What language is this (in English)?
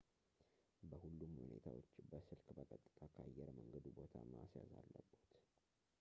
Amharic